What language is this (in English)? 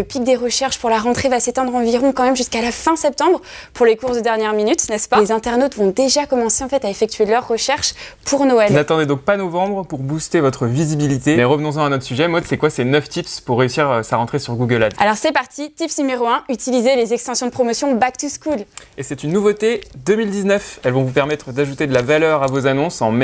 French